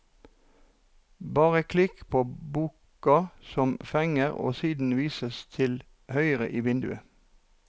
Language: Norwegian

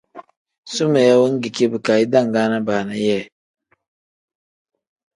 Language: Tem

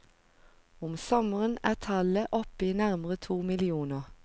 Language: Norwegian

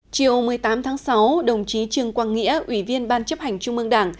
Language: Vietnamese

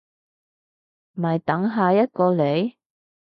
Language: Cantonese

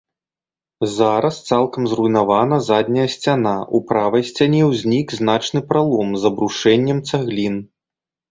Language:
Belarusian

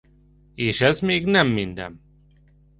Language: Hungarian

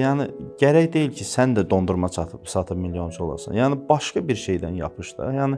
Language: Turkish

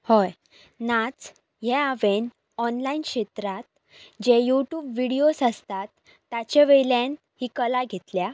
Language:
Konkani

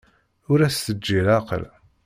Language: Kabyle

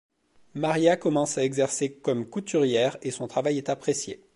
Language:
French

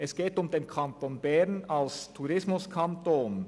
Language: Swiss German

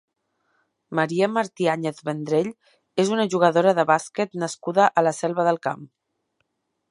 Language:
Catalan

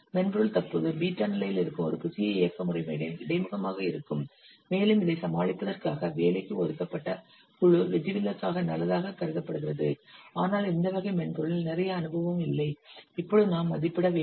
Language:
Tamil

